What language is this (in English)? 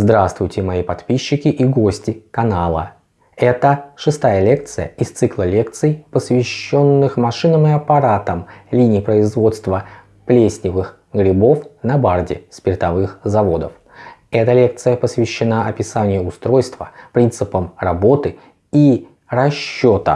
Russian